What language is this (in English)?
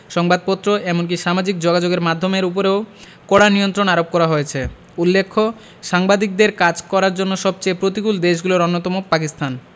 Bangla